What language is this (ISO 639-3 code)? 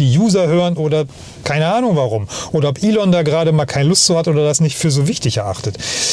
deu